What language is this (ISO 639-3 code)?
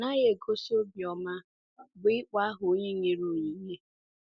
ibo